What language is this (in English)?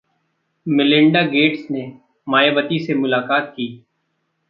Hindi